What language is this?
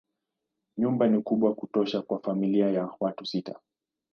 Swahili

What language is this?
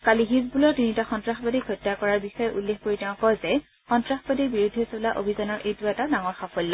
Assamese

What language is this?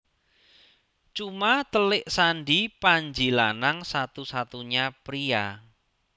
Javanese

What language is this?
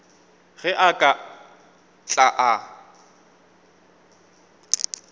Northern Sotho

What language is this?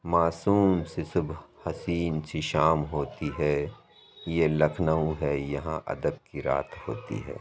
Urdu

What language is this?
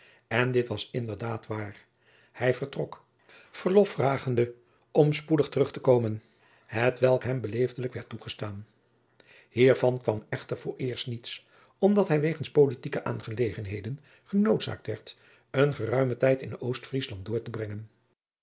Dutch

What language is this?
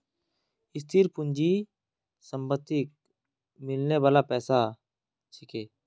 Magahi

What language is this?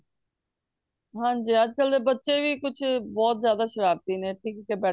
Punjabi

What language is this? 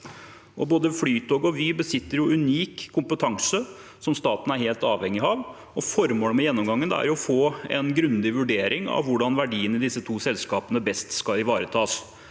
Norwegian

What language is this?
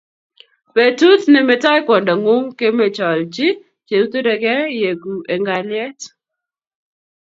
Kalenjin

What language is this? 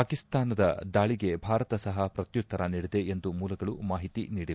Kannada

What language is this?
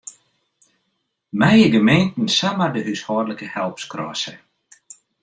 Western Frisian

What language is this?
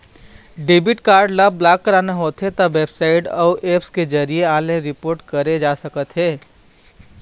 Chhattisgarhi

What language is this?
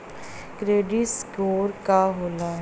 Bhojpuri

